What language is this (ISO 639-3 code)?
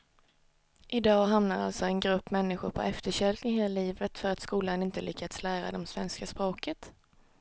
swe